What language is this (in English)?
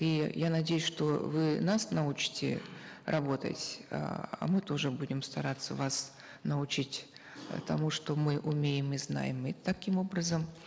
Kazakh